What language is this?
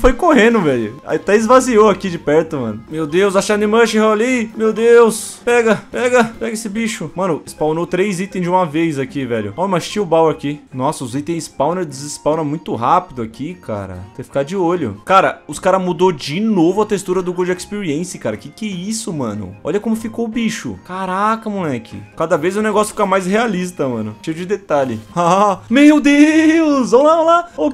Portuguese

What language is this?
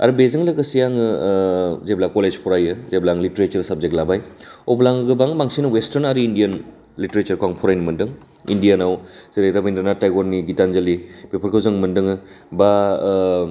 Bodo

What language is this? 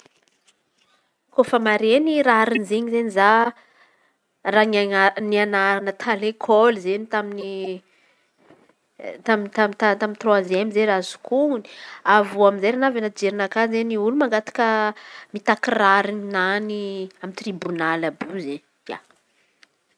Antankarana Malagasy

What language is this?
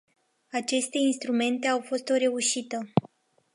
Romanian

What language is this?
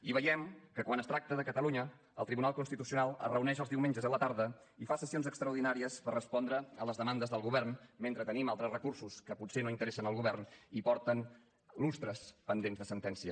Catalan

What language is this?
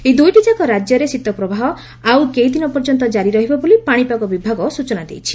Odia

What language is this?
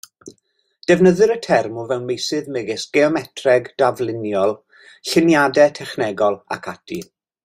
Welsh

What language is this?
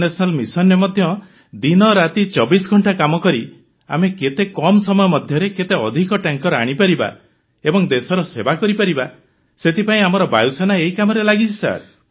Odia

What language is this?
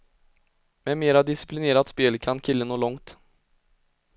Swedish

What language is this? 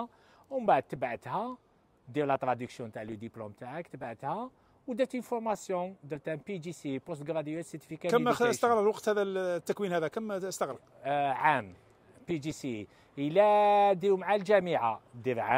Arabic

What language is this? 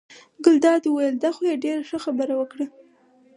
Pashto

